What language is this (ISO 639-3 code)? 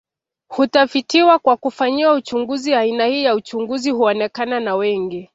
swa